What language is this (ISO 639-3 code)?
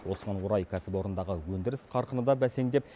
kaz